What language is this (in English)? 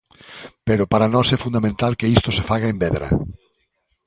Galician